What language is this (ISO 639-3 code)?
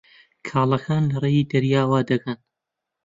ckb